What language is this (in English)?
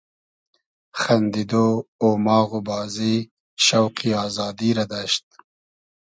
Hazaragi